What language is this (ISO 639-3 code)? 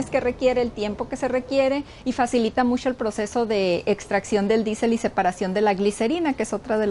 spa